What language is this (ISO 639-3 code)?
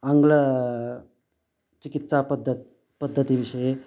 san